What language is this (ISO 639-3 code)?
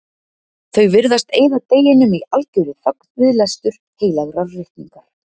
isl